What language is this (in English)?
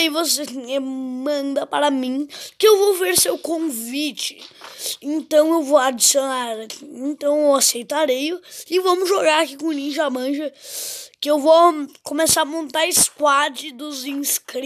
Portuguese